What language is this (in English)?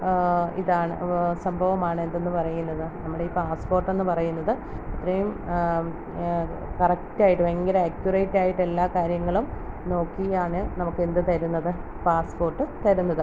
Malayalam